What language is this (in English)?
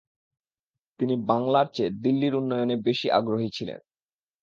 Bangla